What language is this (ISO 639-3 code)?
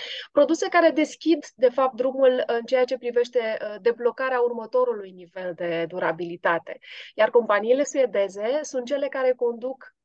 ron